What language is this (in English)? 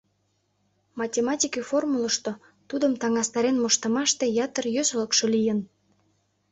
Mari